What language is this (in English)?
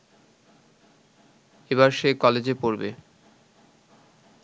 Bangla